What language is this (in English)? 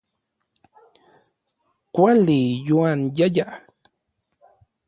Orizaba Nahuatl